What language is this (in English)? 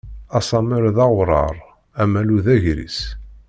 Kabyle